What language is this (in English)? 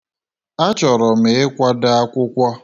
Igbo